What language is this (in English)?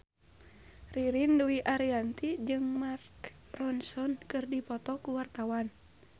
Sundanese